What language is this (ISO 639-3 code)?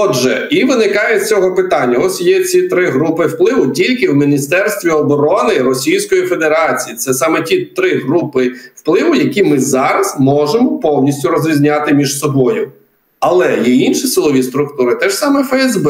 ukr